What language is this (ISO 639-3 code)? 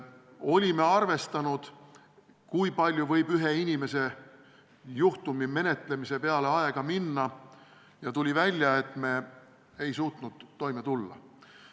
est